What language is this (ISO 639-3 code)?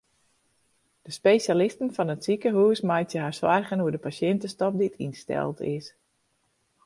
fry